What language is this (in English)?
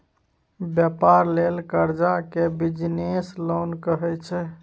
Maithili